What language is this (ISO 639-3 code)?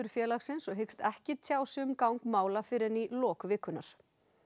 isl